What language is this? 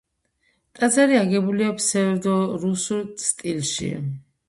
Georgian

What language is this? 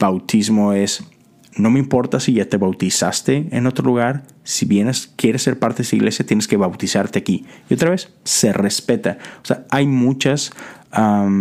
Spanish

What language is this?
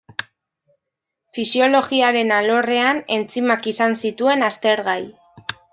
Basque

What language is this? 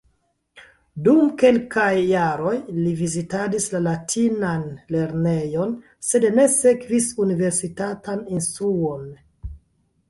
Esperanto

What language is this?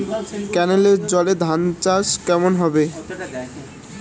Bangla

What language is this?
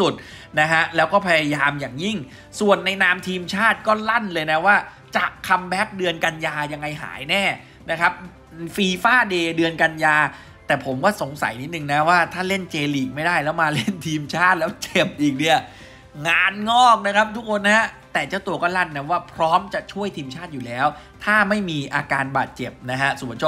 Thai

